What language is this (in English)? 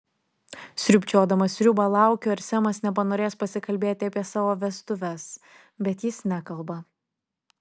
Lithuanian